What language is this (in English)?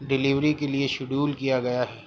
Urdu